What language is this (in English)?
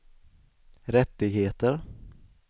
Swedish